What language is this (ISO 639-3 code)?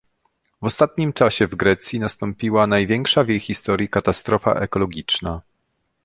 pol